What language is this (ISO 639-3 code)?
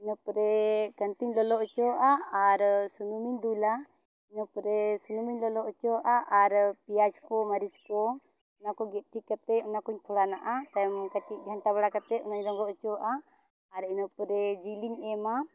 sat